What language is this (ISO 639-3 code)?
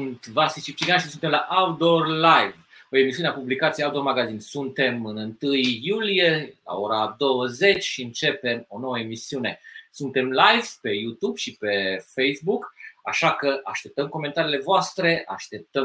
ron